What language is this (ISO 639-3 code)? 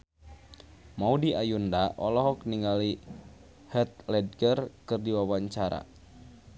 sun